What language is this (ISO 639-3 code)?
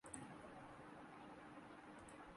urd